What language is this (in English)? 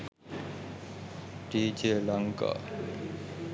Sinhala